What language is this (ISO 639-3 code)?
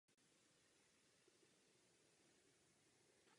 ces